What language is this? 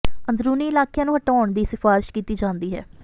Punjabi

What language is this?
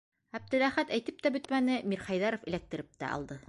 Bashkir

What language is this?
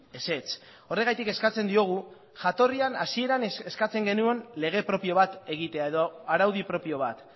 Basque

